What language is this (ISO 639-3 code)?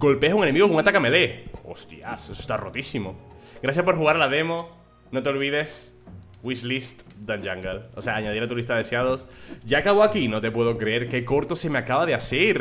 spa